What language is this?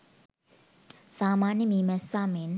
Sinhala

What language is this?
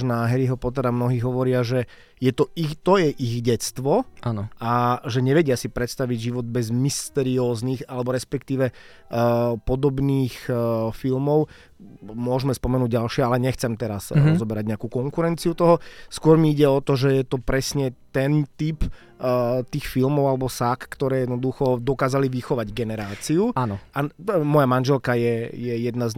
Slovak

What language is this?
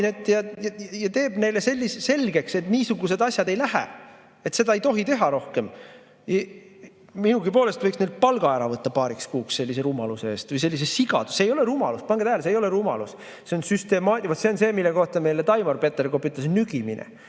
Estonian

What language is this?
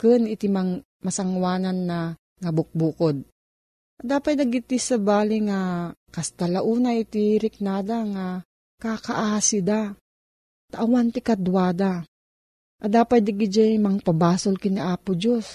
Filipino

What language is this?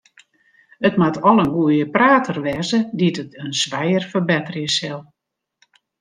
Western Frisian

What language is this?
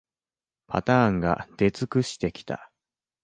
Japanese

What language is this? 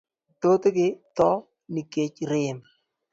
Luo (Kenya and Tanzania)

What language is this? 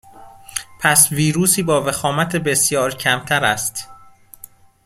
Persian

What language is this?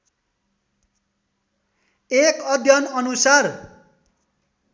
Nepali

